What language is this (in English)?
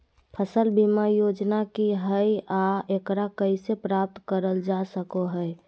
Magahi